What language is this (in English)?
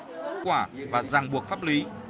Vietnamese